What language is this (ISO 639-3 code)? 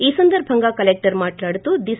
tel